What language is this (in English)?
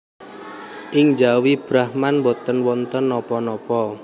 Javanese